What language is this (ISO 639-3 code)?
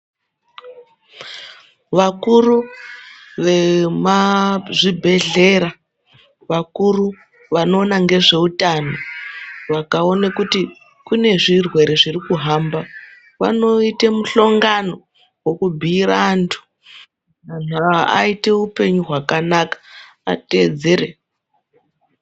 ndc